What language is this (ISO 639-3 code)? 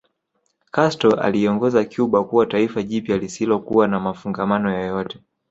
swa